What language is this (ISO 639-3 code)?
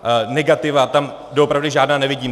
ces